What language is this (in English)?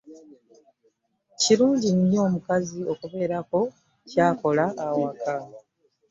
Ganda